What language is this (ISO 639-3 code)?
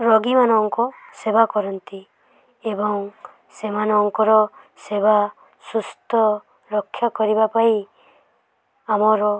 ori